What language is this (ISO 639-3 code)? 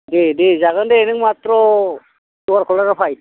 brx